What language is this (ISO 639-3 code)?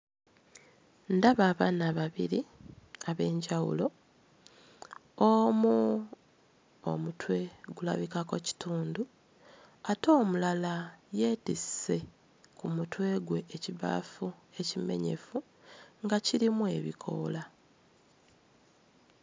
lug